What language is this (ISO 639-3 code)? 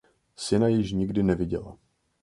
ces